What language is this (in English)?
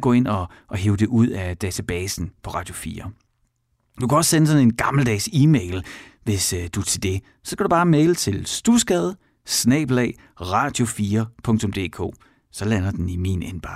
Danish